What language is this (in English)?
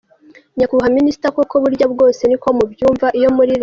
Kinyarwanda